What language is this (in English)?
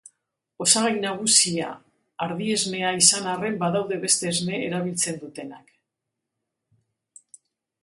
Basque